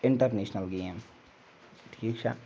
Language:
Kashmiri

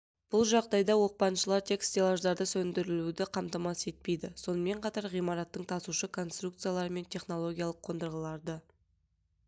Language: Kazakh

